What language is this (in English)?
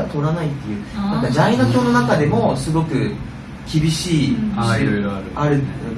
Japanese